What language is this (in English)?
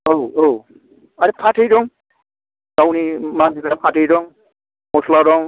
Bodo